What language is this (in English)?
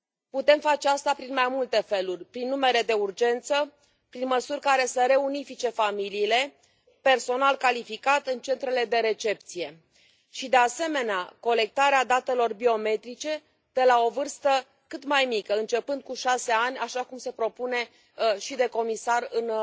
Romanian